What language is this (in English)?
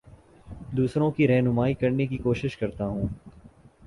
Urdu